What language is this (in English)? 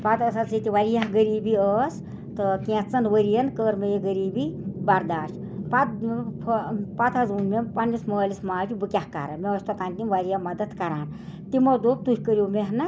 Kashmiri